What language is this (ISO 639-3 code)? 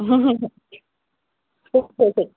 snd